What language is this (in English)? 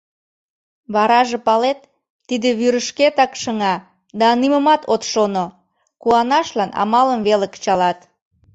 Mari